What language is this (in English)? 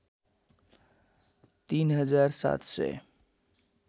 Nepali